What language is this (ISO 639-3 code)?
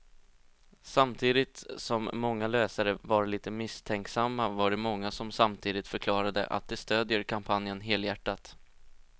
swe